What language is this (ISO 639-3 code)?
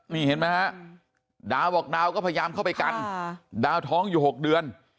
tha